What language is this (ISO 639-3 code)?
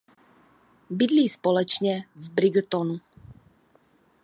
ces